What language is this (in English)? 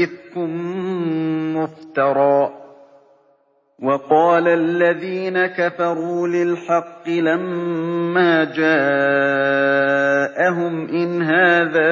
Arabic